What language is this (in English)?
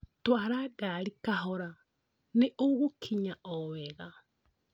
Kikuyu